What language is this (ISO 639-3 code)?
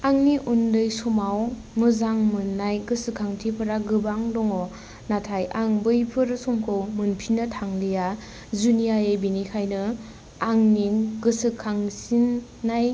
brx